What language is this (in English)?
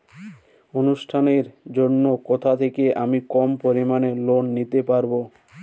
Bangla